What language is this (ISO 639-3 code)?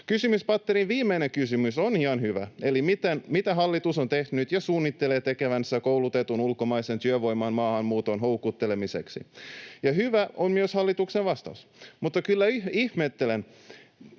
fin